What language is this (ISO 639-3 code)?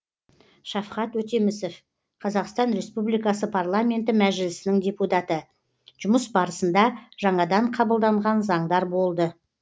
kaz